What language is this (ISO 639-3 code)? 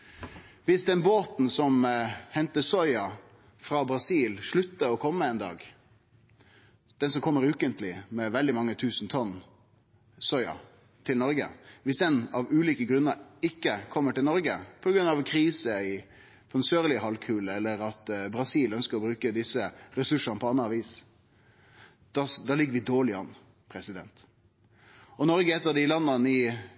nno